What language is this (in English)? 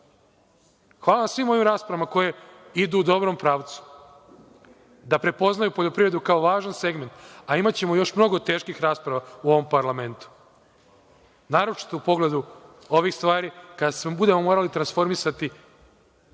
Serbian